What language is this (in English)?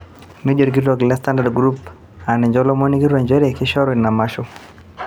Masai